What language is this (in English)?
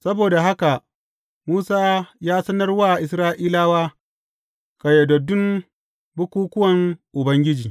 Hausa